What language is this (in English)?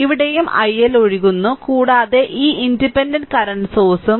Malayalam